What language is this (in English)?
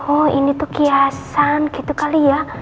Indonesian